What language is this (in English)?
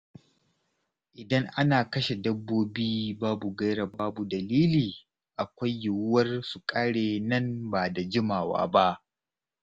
Hausa